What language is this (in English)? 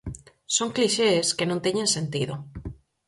Galician